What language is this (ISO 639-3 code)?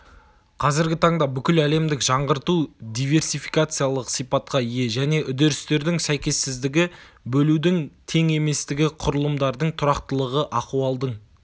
kaz